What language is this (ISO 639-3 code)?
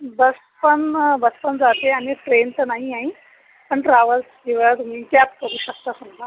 mar